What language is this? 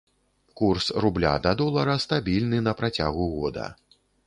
Belarusian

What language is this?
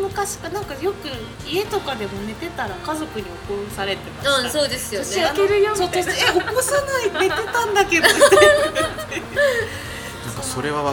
Japanese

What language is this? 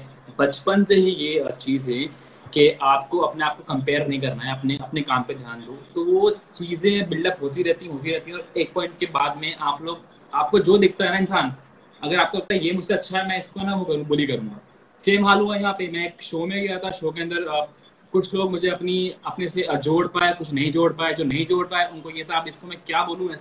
Hindi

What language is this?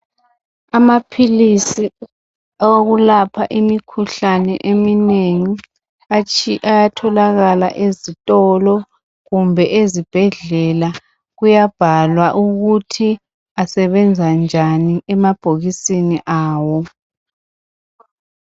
North Ndebele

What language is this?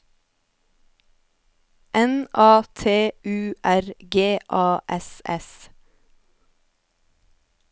Norwegian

